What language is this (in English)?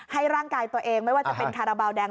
Thai